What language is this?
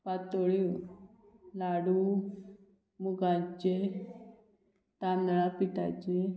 Konkani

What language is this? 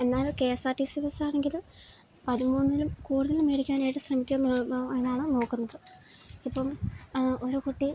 Malayalam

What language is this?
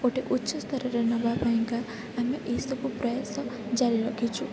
Odia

